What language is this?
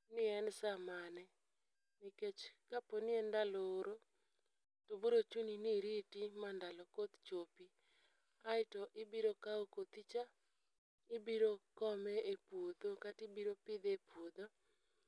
Luo (Kenya and Tanzania)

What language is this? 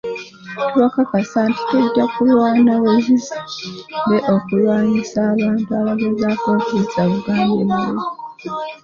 Ganda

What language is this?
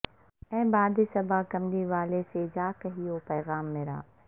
Urdu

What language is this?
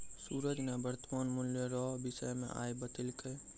Maithili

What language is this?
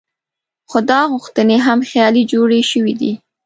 Pashto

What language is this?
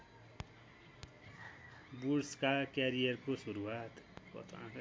Nepali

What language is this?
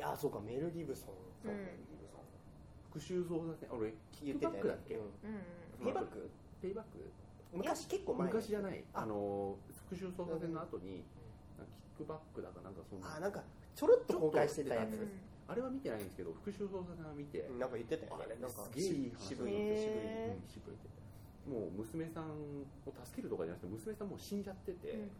Japanese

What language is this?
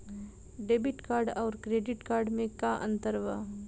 Bhojpuri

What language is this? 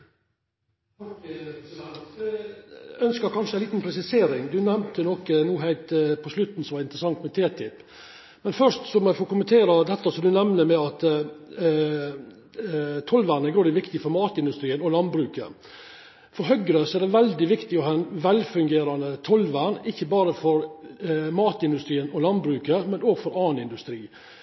Norwegian Nynorsk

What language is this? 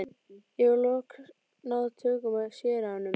Icelandic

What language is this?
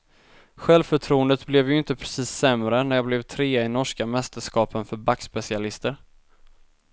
Swedish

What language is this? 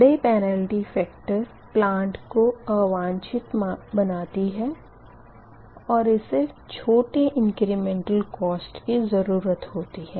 Hindi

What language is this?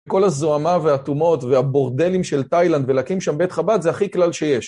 Hebrew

